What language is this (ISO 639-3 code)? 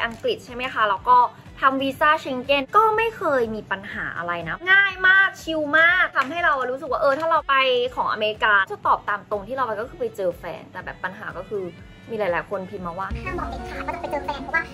tha